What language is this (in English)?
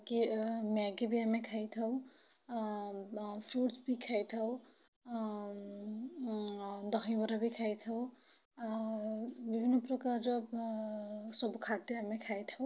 Odia